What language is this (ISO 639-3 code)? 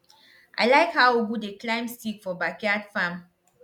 pcm